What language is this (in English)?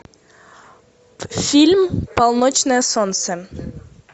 Russian